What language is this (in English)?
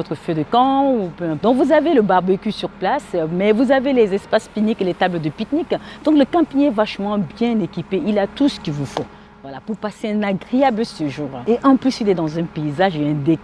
French